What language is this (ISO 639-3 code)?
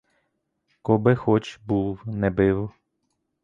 ukr